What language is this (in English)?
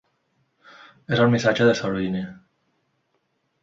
Catalan